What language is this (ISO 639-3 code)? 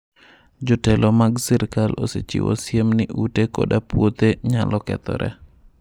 luo